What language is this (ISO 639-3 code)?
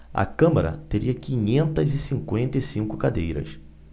por